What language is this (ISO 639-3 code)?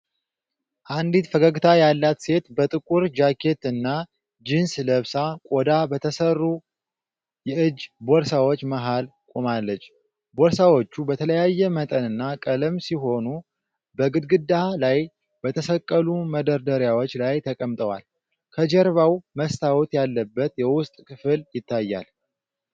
amh